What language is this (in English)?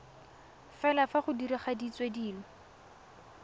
Tswana